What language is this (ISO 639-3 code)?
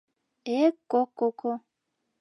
chm